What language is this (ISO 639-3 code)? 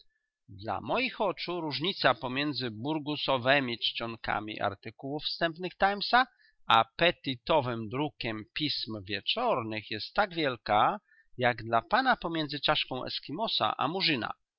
pol